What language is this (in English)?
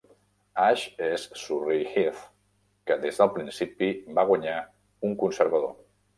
Catalan